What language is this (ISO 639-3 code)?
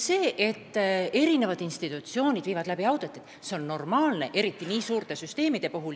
est